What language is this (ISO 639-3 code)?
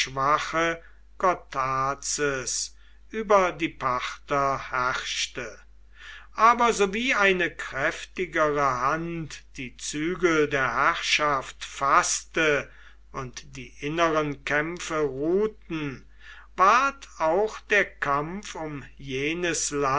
deu